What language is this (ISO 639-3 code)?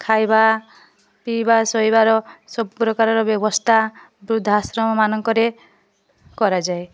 ori